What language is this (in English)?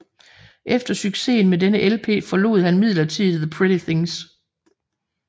Danish